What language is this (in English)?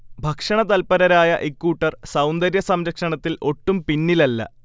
Malayalam